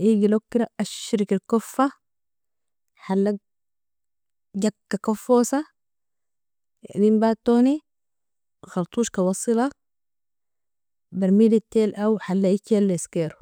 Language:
Nobiin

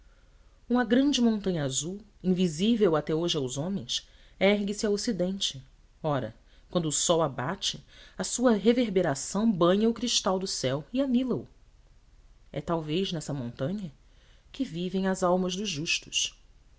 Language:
Portuguese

